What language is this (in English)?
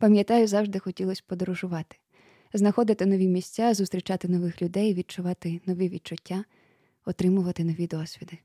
Ukrainian